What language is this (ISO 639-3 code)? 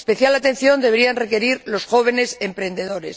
spa